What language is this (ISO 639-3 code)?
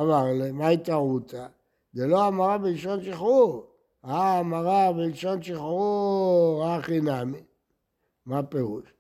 heb